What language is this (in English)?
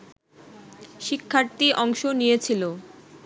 Bangla